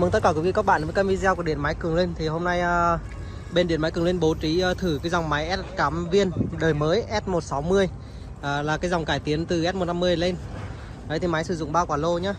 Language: Vietnamese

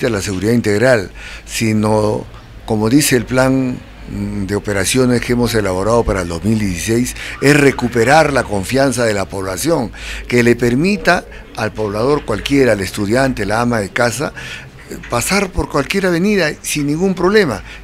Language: Spanish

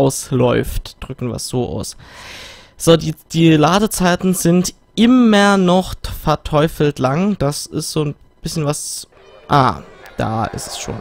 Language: German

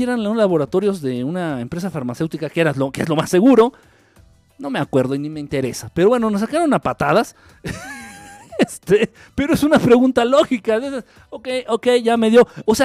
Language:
Spanish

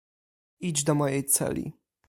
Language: Polish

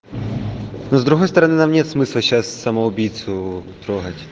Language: Russian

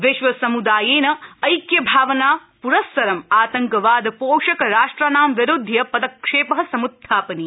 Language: Sanskrit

